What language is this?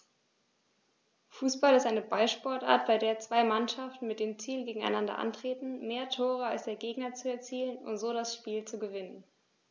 German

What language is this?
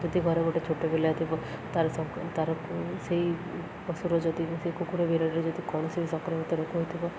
Odia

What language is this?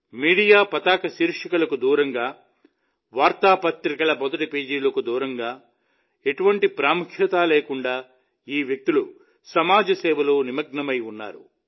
Telugu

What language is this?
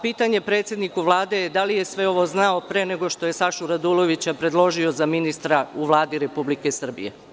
Serbian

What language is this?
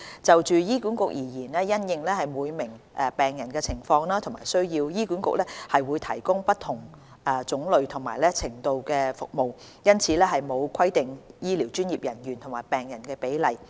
Cantonese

